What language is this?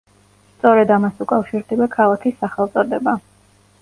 Georgian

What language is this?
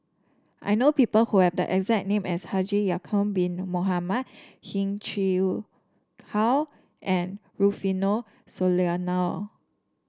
English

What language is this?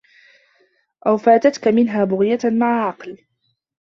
Arabic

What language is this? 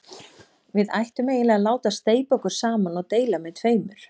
Icelandic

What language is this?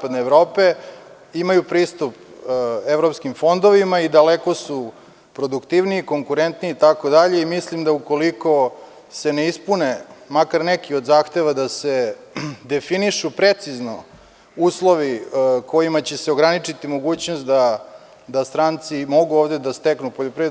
Serbian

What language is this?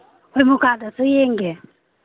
Manipuri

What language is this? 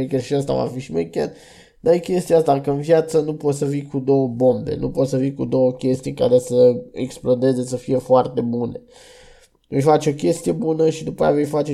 Romanian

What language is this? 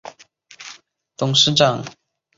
Chinese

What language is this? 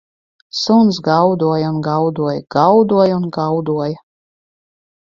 Latvian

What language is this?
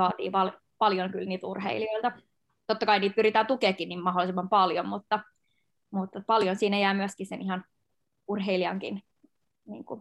Finnish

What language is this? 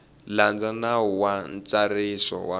Tsonga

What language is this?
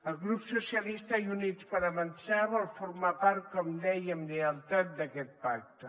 Catalan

